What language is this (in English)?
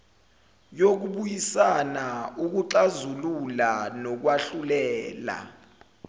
Zulu